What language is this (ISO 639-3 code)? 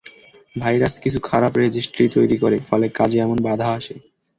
ben